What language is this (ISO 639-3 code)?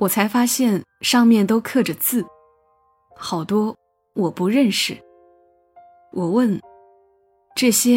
zho